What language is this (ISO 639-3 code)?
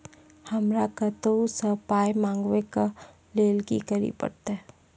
mai